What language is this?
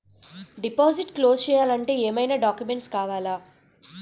Telugu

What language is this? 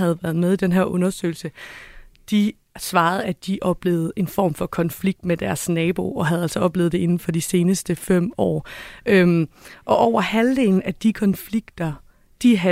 Danish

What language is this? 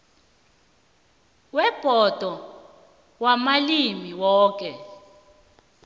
South Ndebele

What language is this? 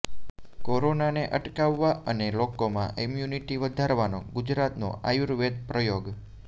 Gujarati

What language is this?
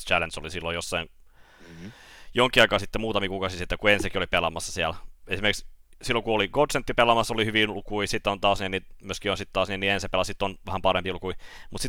Finnish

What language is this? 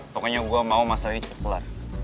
Indonesian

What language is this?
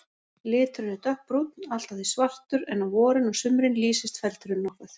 Icelandic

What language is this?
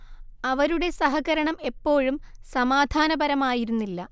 Malayalam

